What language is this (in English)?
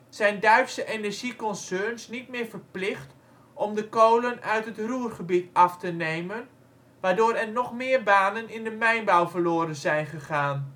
Dutch